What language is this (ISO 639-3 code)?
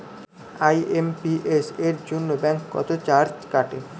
ben